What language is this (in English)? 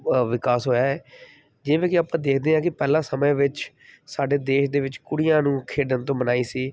Punjabi